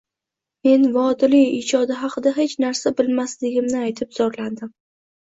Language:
Uzbek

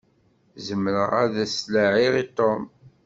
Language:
Kabyle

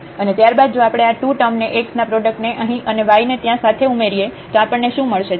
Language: Gujarati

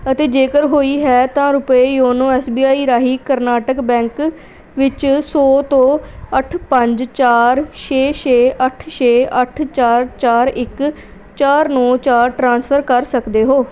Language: Punjabi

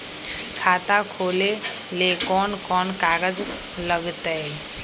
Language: Magahi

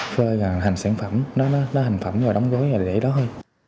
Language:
Vietnamese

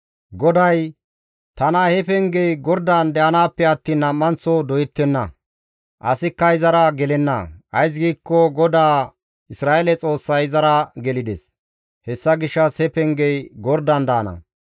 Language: Gamo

